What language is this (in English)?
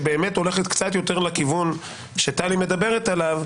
Hebrew